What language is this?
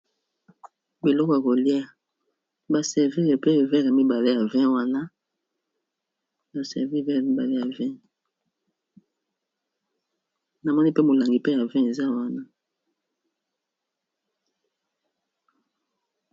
Lingala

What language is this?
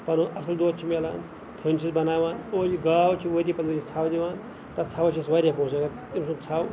Kashmiri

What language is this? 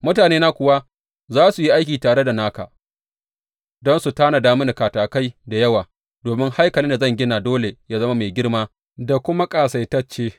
Hausa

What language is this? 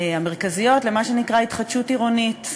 Hebrew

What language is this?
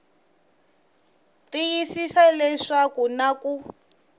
Tsonga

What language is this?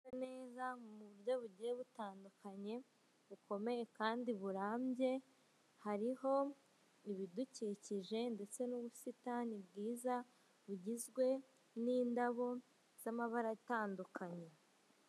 Kinyarwanda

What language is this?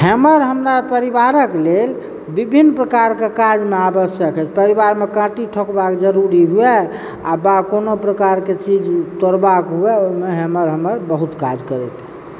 Maithili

